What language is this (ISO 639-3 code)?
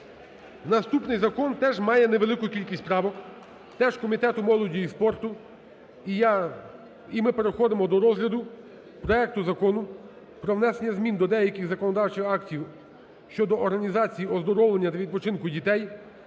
ukr